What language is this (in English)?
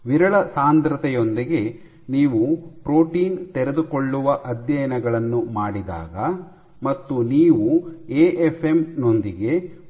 Kannada